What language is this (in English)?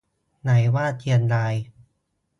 Thai